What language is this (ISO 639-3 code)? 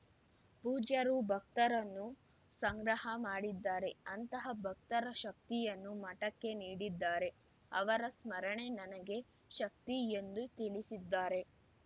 kan